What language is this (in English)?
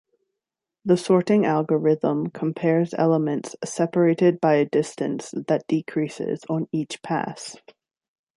English